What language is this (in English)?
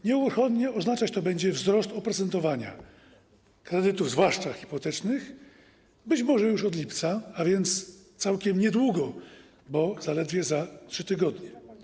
Polish